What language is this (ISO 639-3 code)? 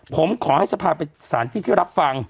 tha